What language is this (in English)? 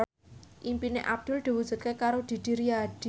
Javanese